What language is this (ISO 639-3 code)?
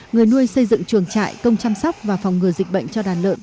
vie